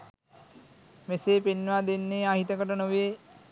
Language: Sinhala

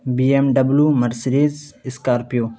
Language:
Urdu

